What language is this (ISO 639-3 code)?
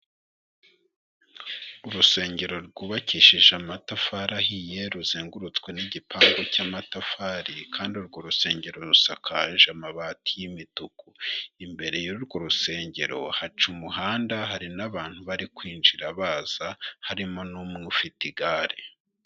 kin